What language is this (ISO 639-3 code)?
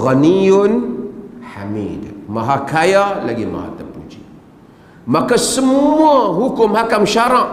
msa